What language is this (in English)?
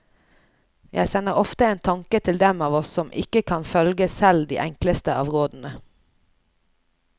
Norwegian